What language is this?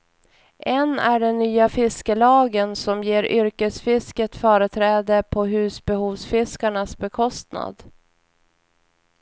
Swedish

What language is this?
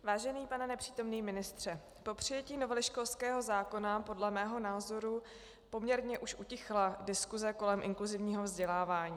Czech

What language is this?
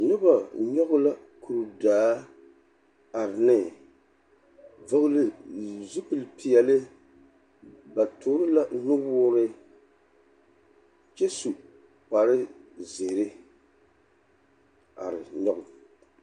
Southern Dagaare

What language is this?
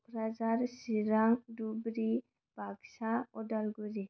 Bodo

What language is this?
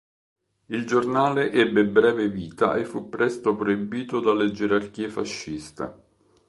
Italian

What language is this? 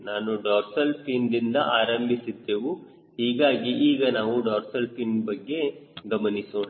Kannada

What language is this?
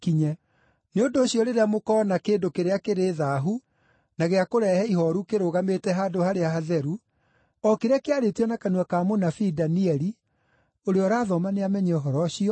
Kikuyu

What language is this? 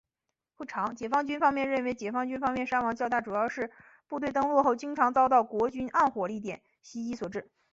Chinese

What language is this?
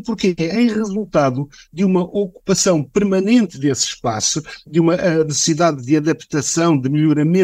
Portuguese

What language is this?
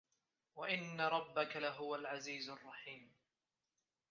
Arabic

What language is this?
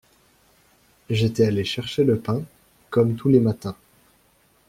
French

